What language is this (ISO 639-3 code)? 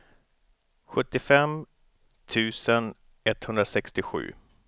swe